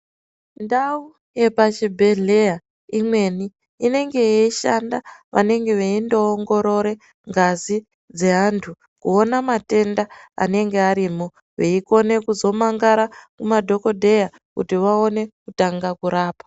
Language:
Ndau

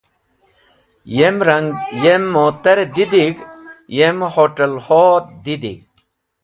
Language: Wakhi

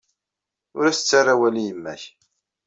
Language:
Kabyle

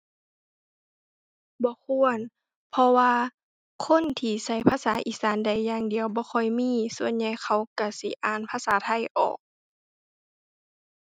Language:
Thai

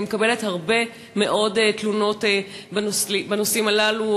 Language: Hebrew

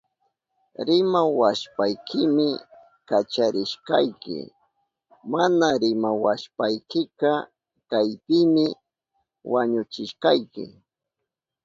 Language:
Southern Pastaza Quechua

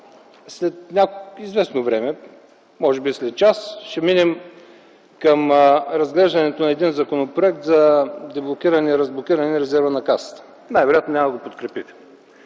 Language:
Bulgarian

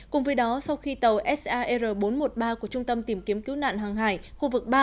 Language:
Vietnamese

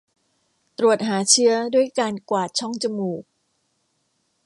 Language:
Thai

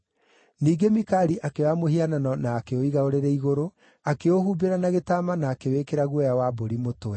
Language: Kikuyu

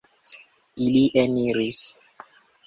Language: Esperanto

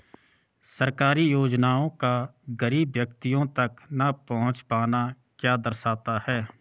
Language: Hindi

